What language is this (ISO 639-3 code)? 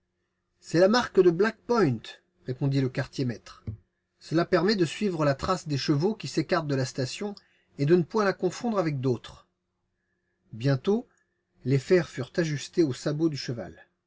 fra